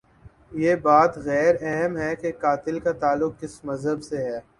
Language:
Urdu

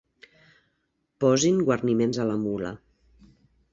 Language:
Catalan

